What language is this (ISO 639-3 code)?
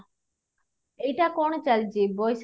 ori